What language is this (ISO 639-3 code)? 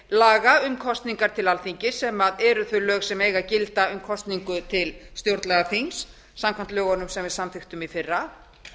isl